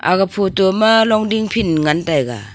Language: Wancho Naga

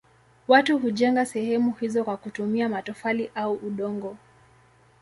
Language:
Swahili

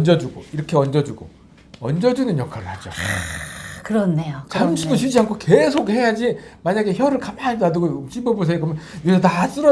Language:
Korean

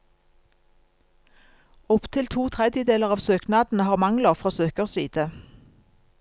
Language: Norwegian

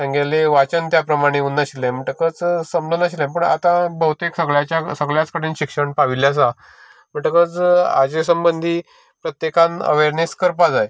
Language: Konkani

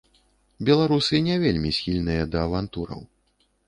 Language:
Belarusian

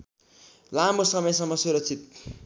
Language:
Nepali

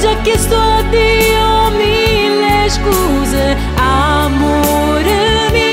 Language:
Italian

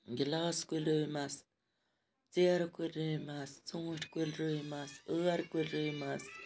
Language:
Kashmiri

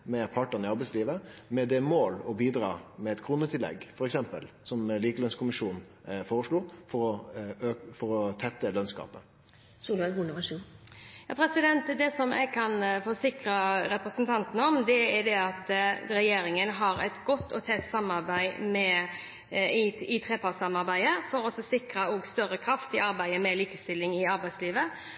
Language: Norwegian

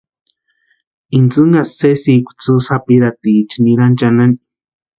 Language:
Western Highland Purepecha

